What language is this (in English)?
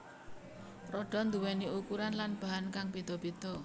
Javanese